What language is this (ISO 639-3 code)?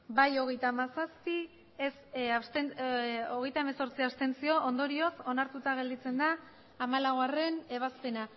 eus